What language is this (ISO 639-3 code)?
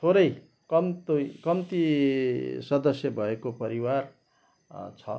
nep